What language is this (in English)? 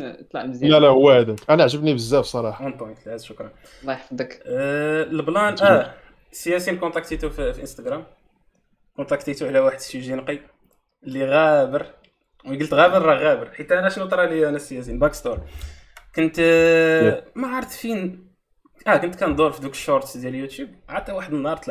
Arabic